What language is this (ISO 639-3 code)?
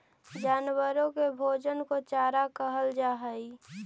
mag